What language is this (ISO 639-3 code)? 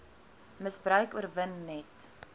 afr